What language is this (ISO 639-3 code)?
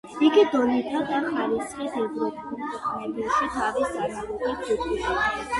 kat